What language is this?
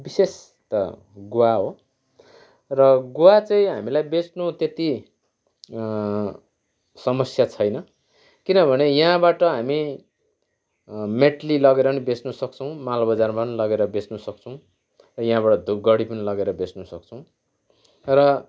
Nepali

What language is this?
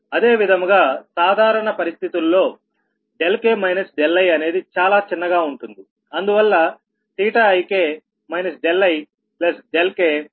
Telugu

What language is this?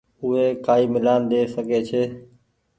Goaria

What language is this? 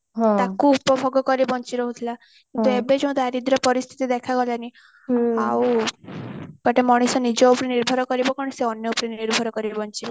Odia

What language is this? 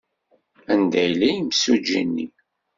Kabyle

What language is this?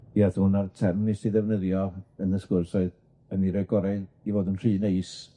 Welsh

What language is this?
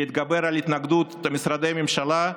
Hebrew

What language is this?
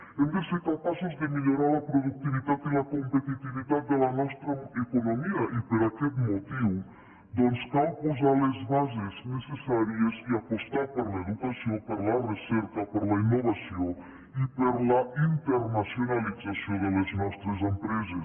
Catalan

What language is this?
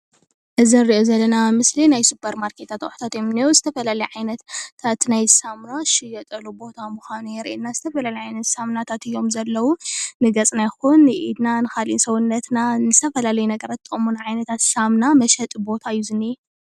Tigrinya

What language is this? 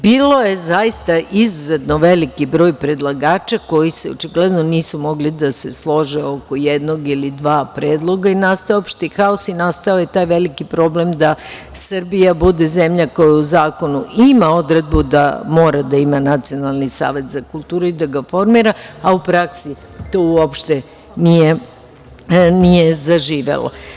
Serbian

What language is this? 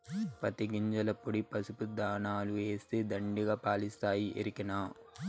Telugu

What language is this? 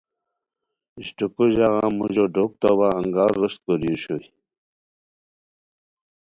Khowar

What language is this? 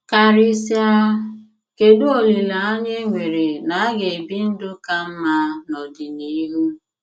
Igbo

